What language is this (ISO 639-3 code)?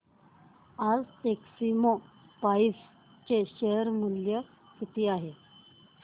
mar